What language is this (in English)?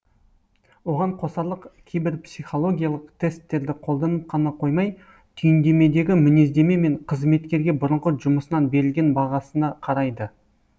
Kazakh